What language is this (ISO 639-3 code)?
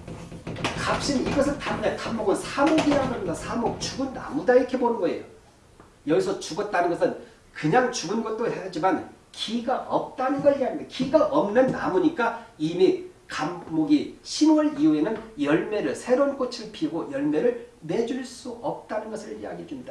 kor